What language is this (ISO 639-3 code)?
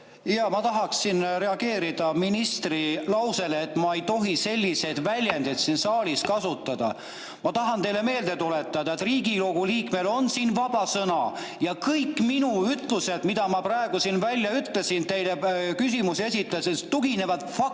est